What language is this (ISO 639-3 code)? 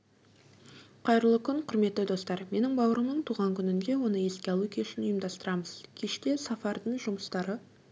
kaz